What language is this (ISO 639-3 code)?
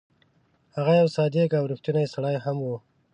pus